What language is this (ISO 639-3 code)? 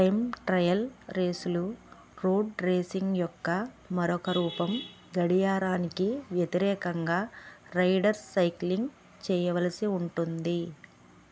tel